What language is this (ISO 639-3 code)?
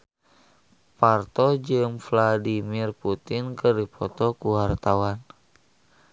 sun